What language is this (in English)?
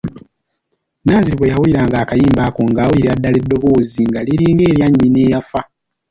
Ganda